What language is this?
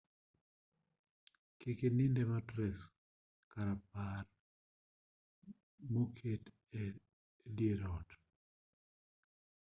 Luo (Kenya and Tanzania)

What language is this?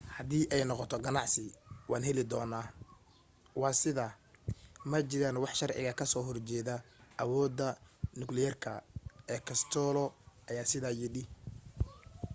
Somali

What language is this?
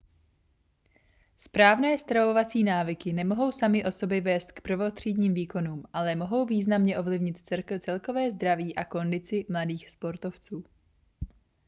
Czech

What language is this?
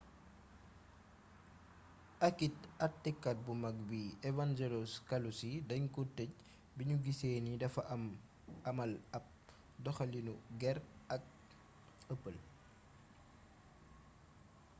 Wolof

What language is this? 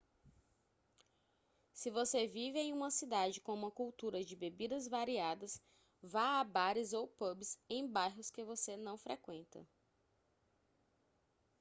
Portuguese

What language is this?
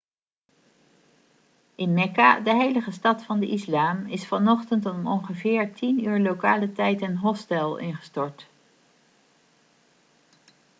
Dutch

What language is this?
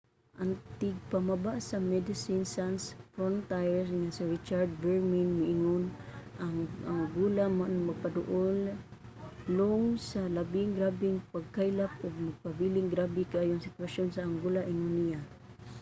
Cebuano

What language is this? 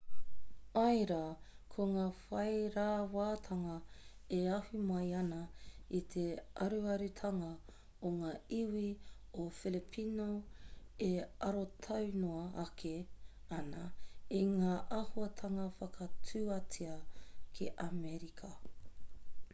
Māori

